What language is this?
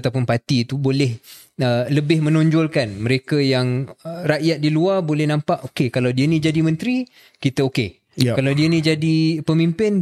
Malay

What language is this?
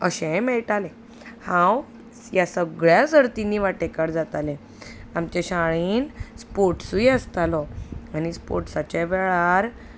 Konkani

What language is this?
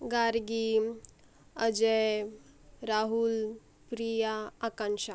Marathi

